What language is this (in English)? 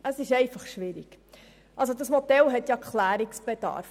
Swiss German